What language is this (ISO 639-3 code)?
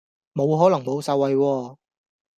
yue